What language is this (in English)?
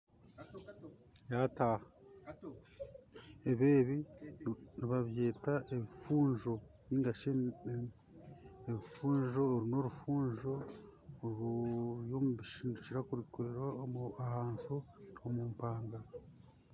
Nyankole